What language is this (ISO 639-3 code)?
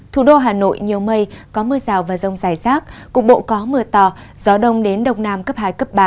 vie